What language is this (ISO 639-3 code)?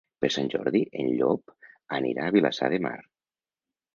cat